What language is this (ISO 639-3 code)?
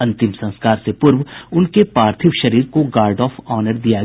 hin